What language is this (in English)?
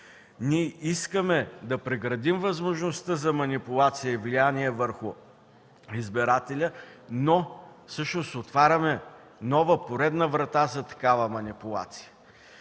Bulgarian